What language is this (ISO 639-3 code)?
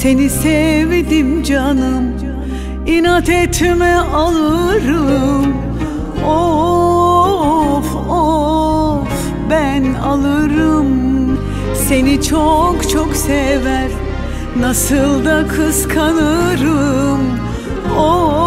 tur